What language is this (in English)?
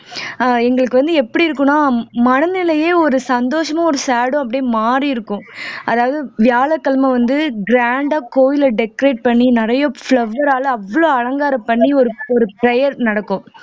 Tamil